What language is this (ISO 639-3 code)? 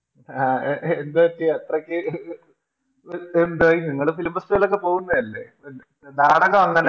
mal